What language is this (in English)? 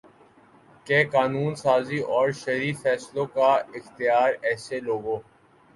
Urdu